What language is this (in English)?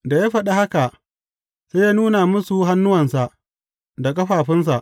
Hausa